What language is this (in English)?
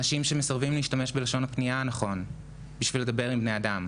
Hebrew